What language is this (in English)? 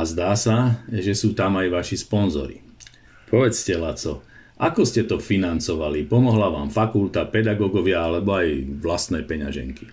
Slovak